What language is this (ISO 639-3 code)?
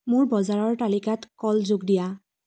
asm